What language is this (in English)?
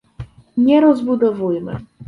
Polish